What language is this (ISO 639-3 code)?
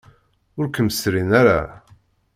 kab